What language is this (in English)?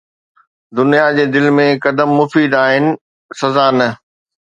Sindhi